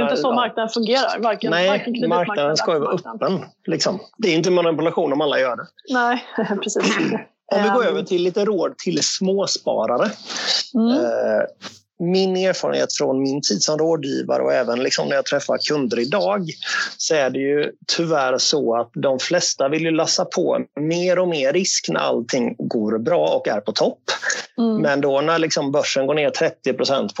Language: Swedish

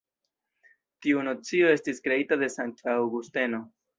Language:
Esperanto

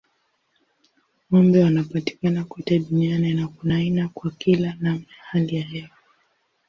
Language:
Swahili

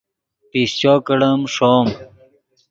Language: Yidgha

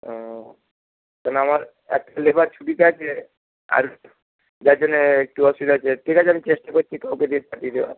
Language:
Bangla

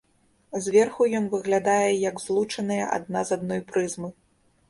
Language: Belarusian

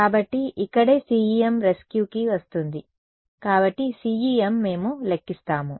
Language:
Telugu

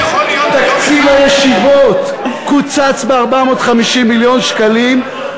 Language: Hebrew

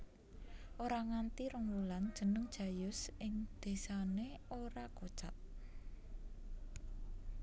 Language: Javanese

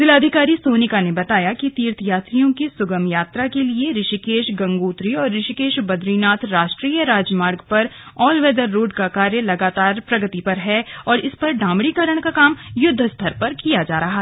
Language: Hindi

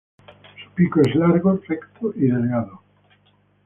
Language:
Spanish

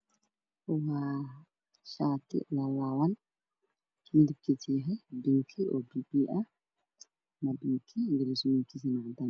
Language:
Somali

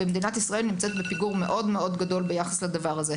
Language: Hebrew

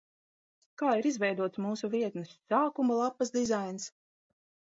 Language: Latvian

